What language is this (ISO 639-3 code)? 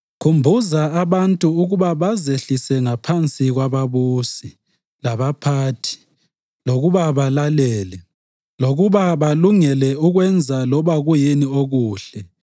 nde